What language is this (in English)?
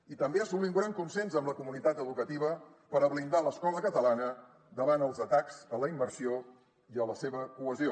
Catalan